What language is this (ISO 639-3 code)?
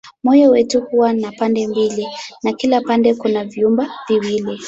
swa